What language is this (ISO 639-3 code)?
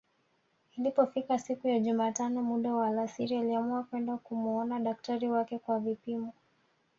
swa